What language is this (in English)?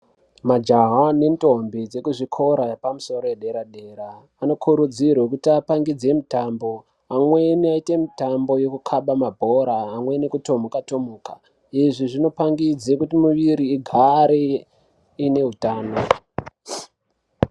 Ndau